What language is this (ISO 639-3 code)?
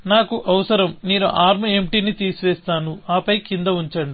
tel